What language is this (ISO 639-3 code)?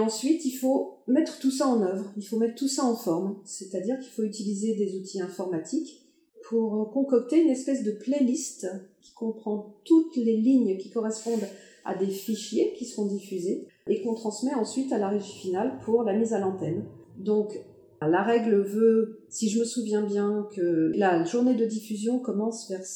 fra